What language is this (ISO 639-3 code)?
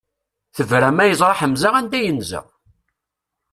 kab